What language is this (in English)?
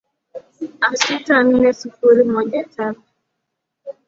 Swahili